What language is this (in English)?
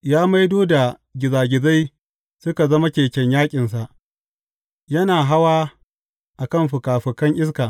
Hausa